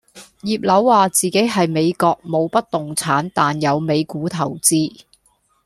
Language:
Cantonese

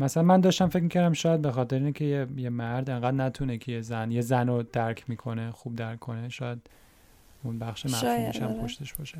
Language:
Persian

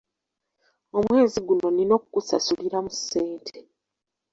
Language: Ganda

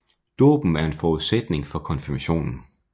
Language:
Danish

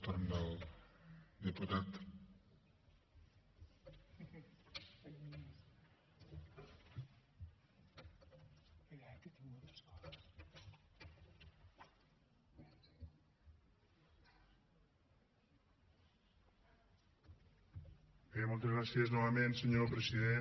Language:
Catalan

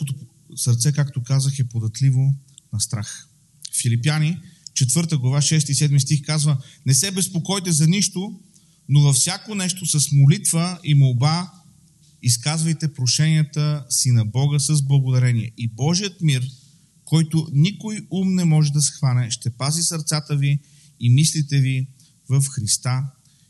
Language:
Bulgarian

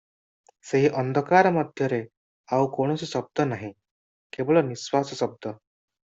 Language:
Odia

